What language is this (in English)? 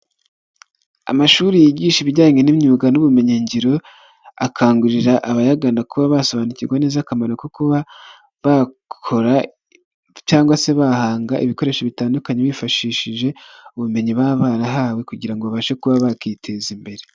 Kinyarwanda